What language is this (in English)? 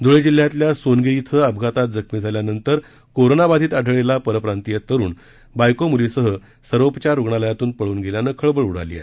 Marathi